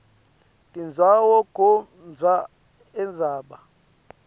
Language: Swati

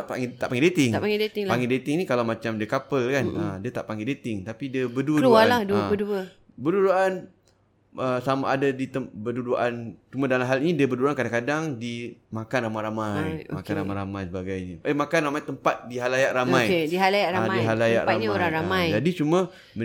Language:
Malay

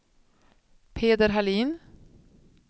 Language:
Swedish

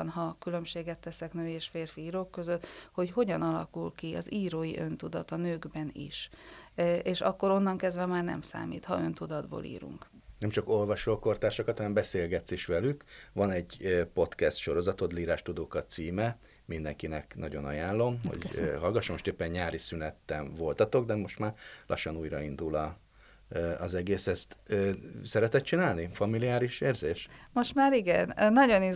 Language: Hungarian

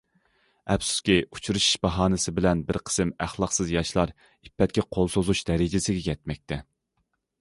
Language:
Uyghur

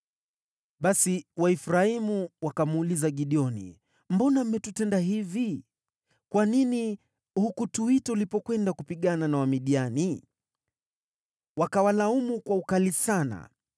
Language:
Swahili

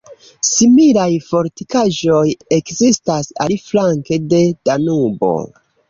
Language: Esperanto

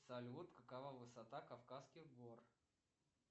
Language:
Russian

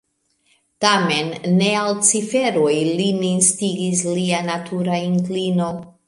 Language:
Esperanto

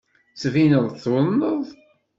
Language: Kabyle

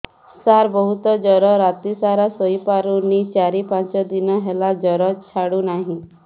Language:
Odia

